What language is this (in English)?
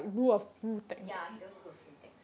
English